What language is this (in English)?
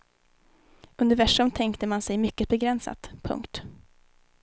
Swedish